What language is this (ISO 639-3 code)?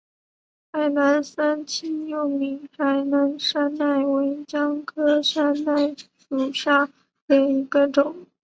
zho